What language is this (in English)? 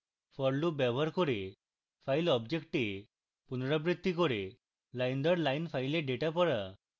Bangla